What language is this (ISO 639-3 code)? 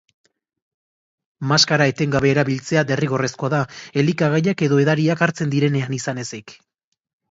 eus